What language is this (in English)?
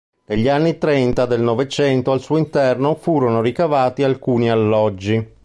Italian